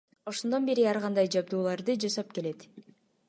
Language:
Kyrgyz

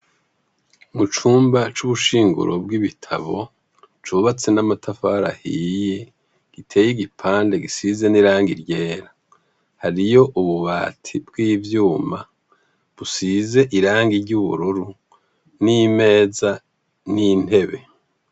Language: Rundi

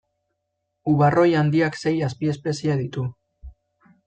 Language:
Basque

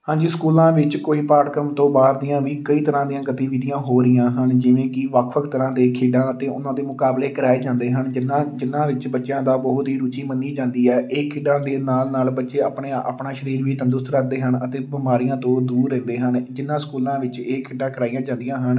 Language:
Punjabi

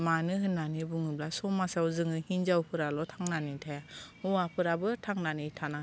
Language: Bodo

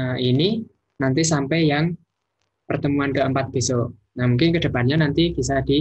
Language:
Indonesian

